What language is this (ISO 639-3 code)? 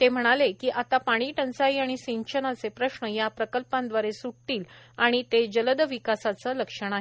mar